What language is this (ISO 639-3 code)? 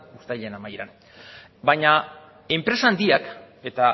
eus